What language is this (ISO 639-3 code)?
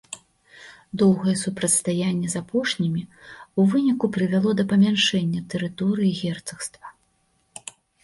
bel